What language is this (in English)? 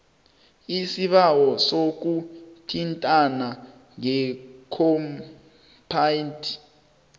South Ndebele